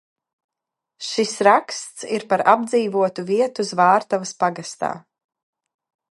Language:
Latvian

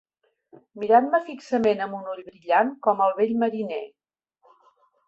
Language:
Catalan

